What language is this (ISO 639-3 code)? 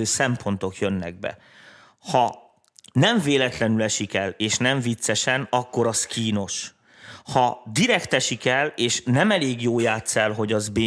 hun